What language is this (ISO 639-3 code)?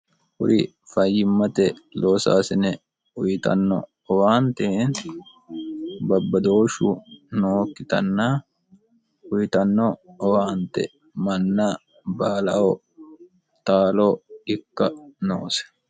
sid